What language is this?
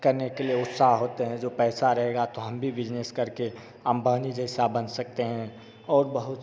Hindi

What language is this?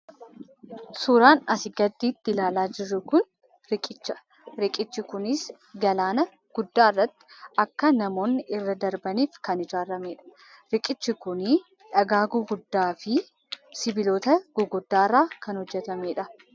Oromo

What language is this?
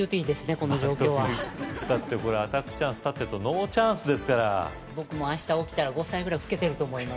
Japanese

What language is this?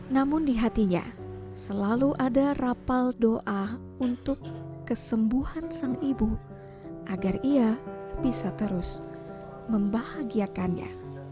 Indonesian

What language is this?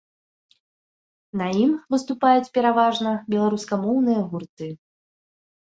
Belarusian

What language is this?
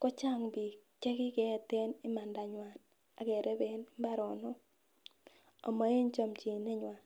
Kalenjin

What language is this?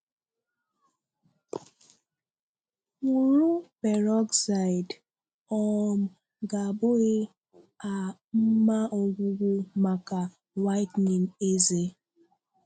Igbo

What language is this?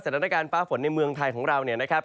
Thai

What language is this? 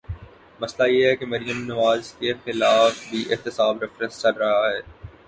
Urdu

